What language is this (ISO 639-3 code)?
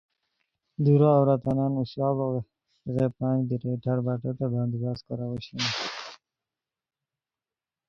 khw